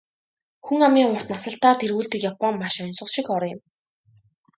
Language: Mongolian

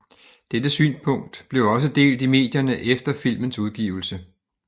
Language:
Danish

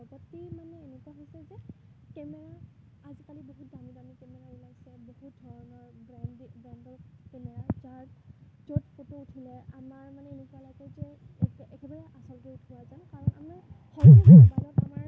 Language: Assamese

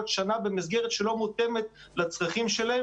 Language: Hebrew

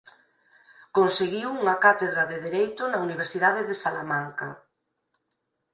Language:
Galician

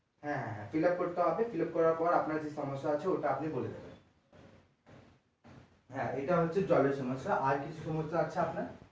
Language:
Bangla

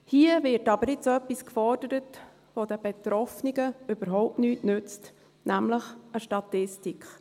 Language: Swiss German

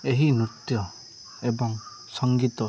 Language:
Odia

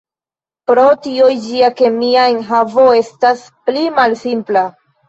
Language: Esperanto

